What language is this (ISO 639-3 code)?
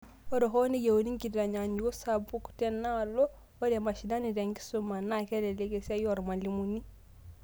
mas